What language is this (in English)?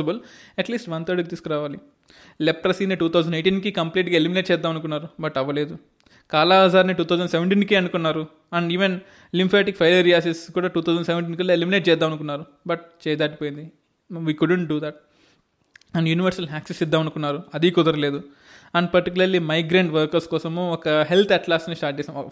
Telugu